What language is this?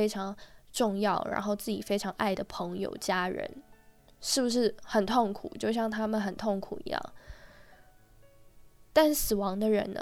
Chinese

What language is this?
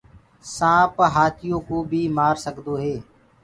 Gurgula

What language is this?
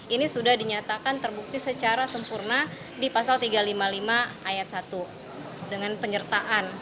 Indonesian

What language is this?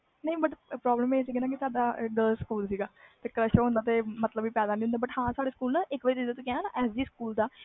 Punjabi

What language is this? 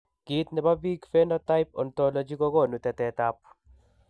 Kalenjin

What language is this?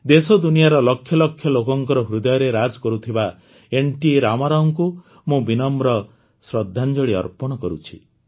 Odia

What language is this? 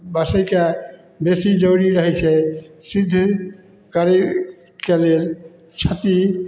Maithili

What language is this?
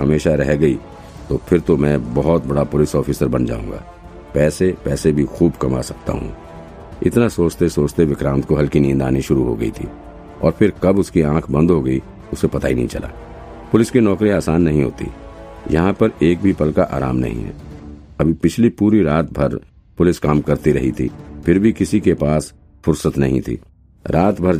Hindi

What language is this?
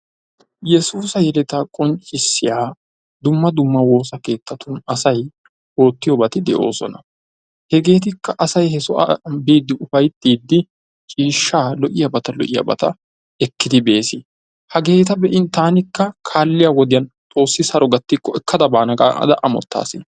Wolaytta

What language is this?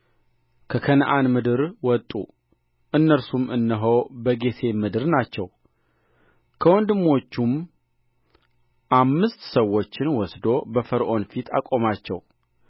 Amharic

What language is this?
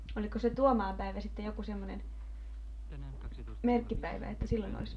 Finnish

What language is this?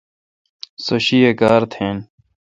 Kalkoti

